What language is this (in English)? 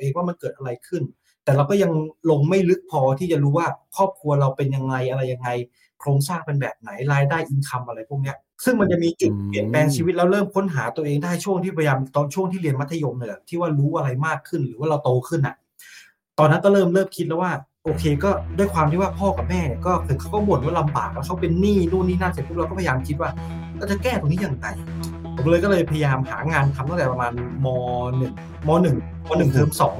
Thai